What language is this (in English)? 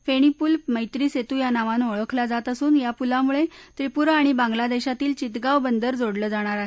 Marathi